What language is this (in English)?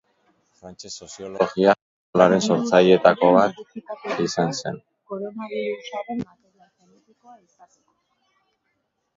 Basque